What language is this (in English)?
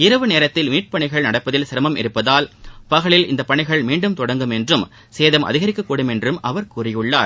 Tamil